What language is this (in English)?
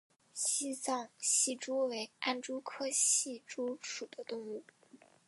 Chinese